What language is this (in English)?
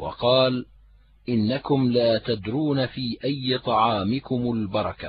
Arabic